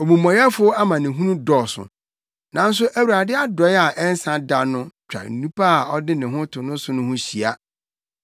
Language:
Akan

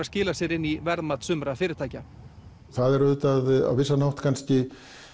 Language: Icelandic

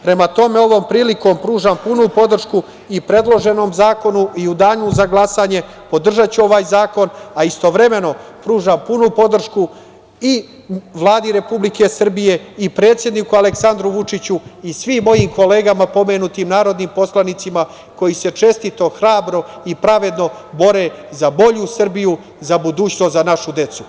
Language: Serbian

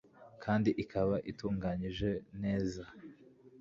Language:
Kinyarwanda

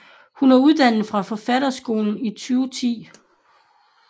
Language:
Danish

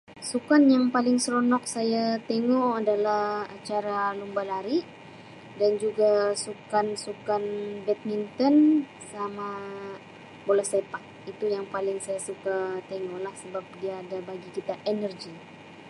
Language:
Sabah Malay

